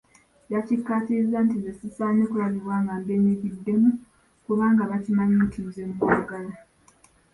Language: Ganda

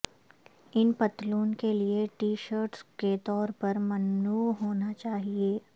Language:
Urdu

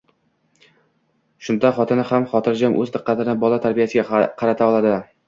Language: Uzbek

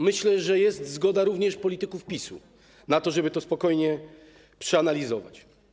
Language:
Polish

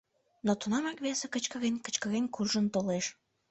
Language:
Mari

